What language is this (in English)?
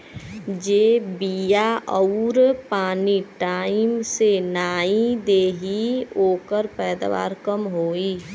Bhojpuri